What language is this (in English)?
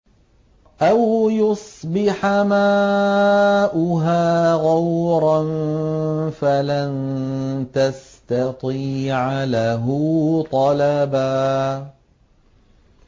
Arabic